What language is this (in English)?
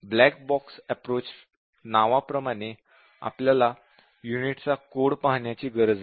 Marathi